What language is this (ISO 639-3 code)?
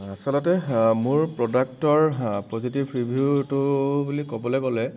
asm